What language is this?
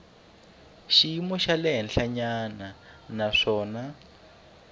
Tsonga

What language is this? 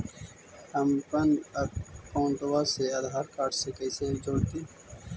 Magahi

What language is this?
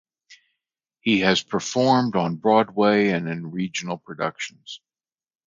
English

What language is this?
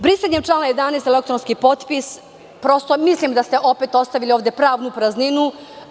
Serbian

